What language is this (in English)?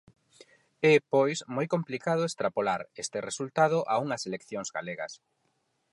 Galician